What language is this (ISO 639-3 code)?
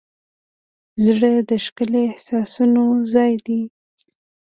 pus